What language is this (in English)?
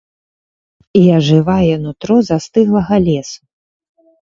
Belarusian